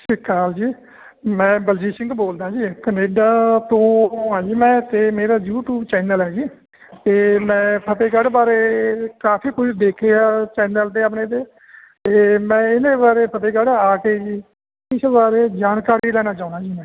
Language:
Punjabi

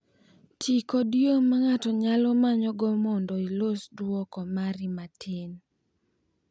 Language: Luo (Kenya and Tanzania)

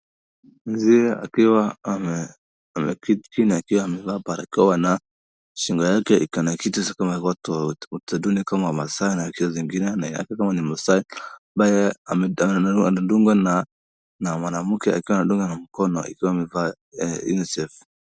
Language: Swahili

